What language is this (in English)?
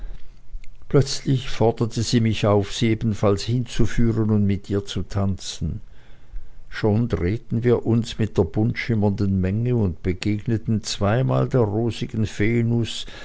German